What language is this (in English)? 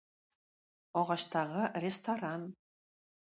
Tatar